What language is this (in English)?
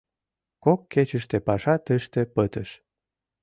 Mari